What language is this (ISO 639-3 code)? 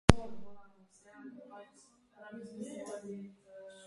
slv